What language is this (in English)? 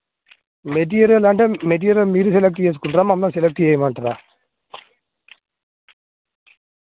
Telugu